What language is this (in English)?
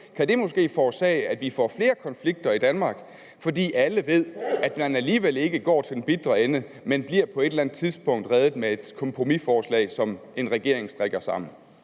Danish